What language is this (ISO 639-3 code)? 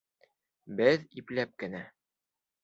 bak